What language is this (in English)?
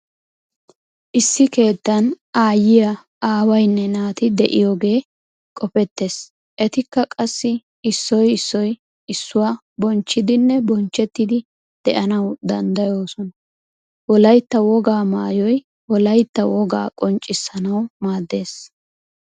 Wolaytta